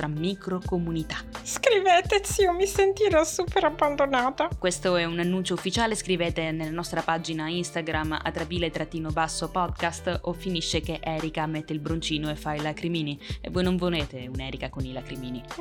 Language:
Italian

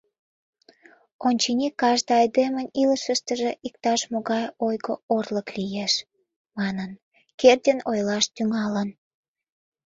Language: Mari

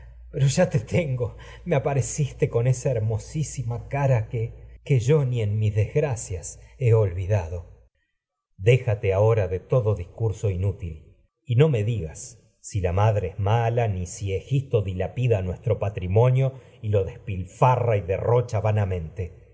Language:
Spanish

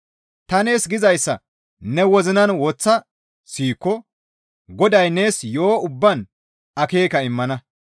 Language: Gamo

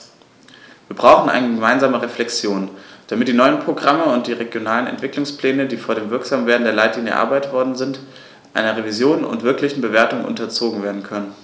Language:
German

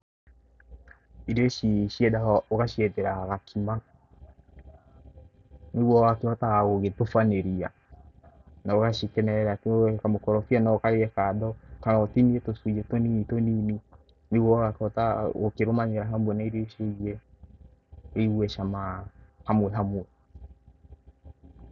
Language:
Kikuyu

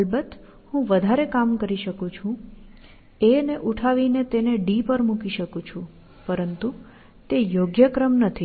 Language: Gujarati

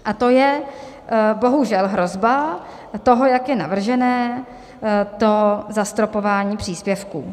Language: Czech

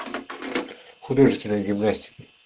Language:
Russian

